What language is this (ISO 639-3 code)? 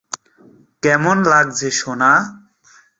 ben